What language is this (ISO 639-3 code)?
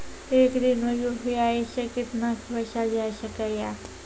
mai